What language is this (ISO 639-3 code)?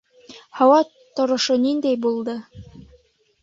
bak